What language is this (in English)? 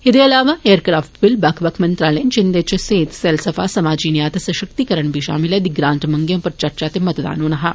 Dogri